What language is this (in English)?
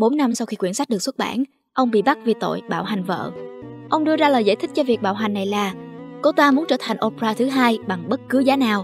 Vietnamese